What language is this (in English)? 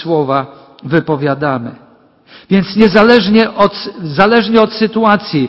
Polish